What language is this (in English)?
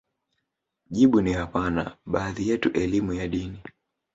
Swahili